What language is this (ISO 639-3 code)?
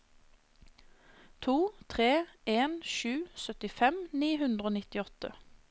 nor